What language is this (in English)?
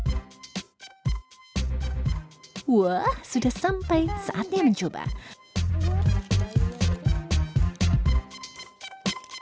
Indonesian